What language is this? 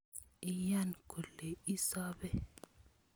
Kalenjin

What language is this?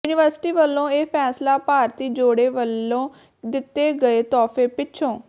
Punjabi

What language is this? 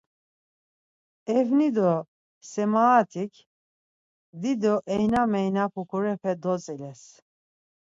Laz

